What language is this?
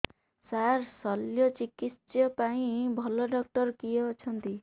Odia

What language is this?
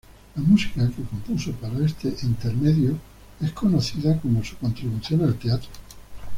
Spanish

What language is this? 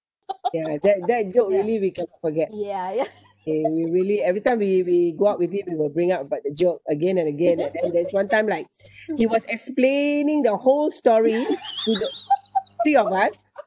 English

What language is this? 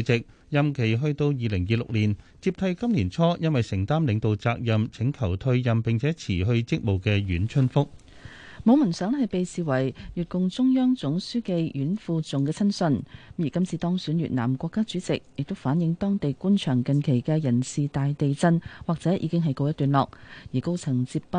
Chinese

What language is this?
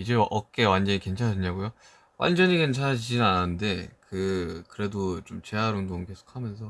Korean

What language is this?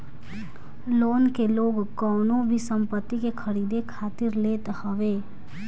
Bhojpuri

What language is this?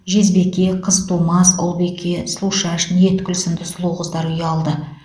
Kazakh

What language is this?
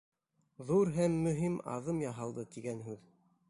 Bashkir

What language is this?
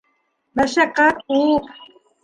Bashkir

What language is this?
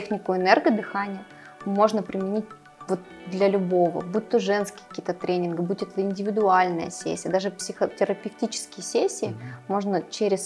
Russian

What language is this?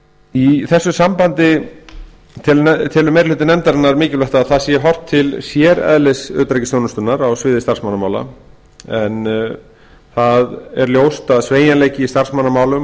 Icelandic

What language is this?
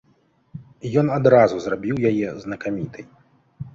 Belarusian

